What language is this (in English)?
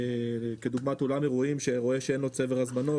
Hebrew